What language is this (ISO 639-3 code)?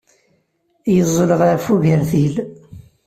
kab